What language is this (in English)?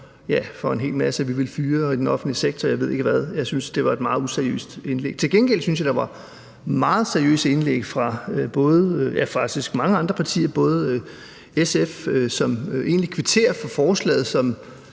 Danish